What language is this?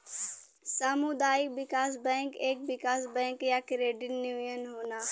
Bhojpuri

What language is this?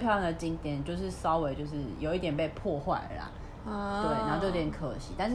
Chinese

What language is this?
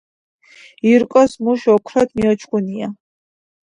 Georgian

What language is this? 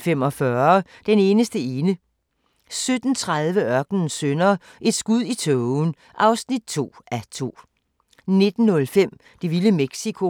Danish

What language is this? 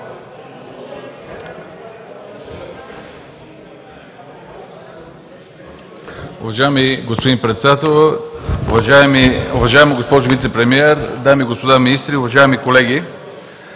Bulgarian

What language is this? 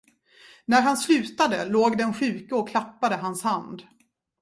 Swedish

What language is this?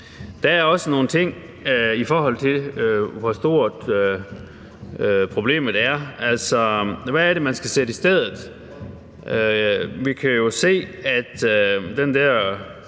Danish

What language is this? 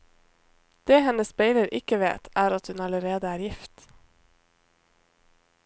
Norwegian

